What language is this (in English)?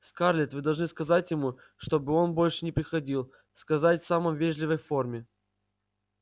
Russian